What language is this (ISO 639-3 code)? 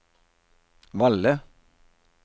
nor